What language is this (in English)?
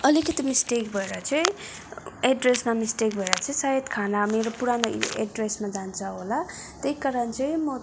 Nepali